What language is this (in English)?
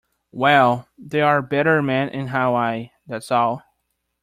English